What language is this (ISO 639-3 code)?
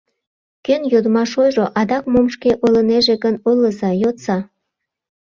chm